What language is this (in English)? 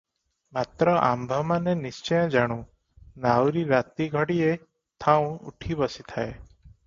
Odia